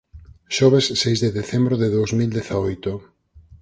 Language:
Galician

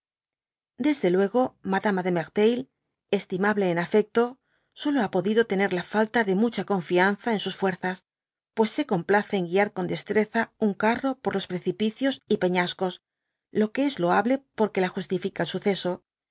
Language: Spanish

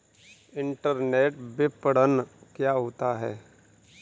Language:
Hindi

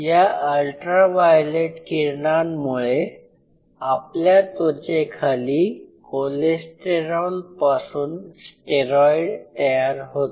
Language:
Marathi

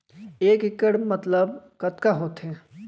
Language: Chhattisgarhi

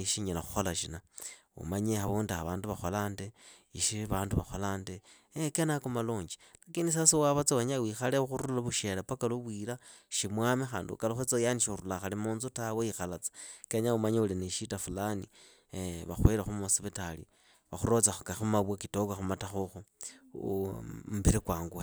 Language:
Idakho-Isukha-Tiriki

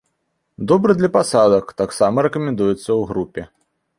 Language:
Belarusian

